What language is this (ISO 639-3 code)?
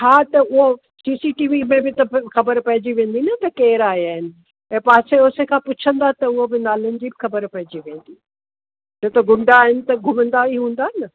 snd